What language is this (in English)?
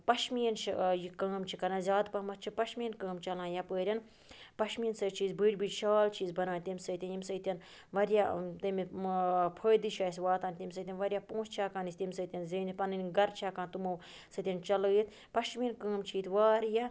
Kashmiri